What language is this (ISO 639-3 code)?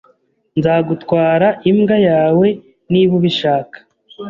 kin